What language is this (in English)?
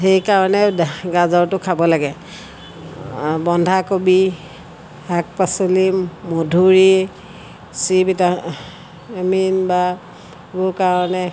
Assamese